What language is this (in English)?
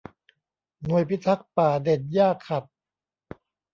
Thai